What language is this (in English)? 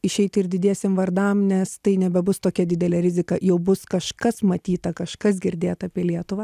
Lithuanian